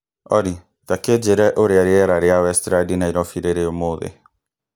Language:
Kikuyu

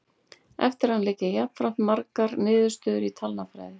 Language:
Icelandic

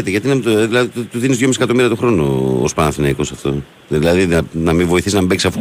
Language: Greek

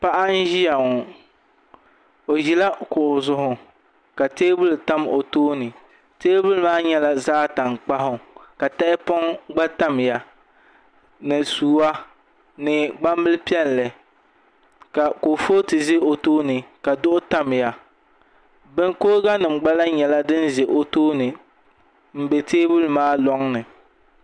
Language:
Dagbani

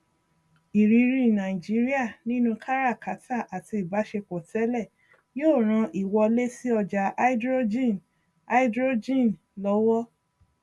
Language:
Yoruba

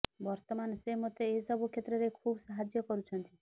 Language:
Odia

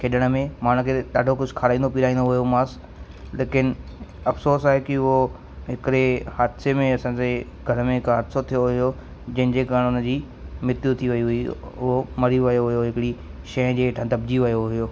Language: Sindhi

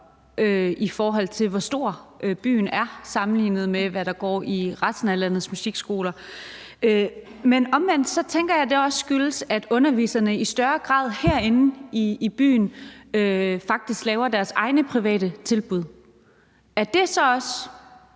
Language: Danish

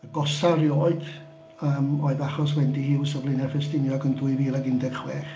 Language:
Welsh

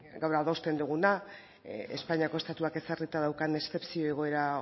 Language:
Basque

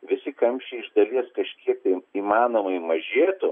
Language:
Lithuanian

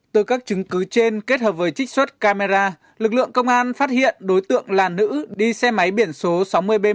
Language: Vietnamese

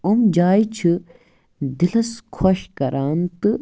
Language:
Kashmiri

